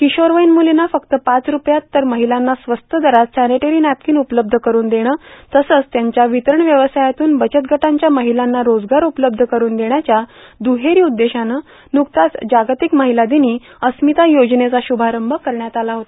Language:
Marathi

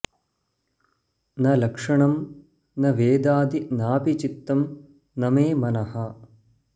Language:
Sanskrit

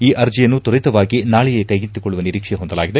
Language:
Kannada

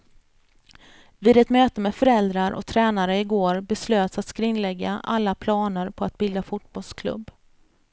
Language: Swedish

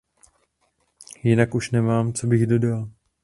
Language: Czech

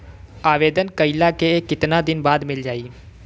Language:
Bhojpuri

